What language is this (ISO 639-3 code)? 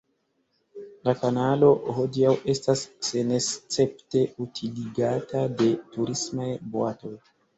epo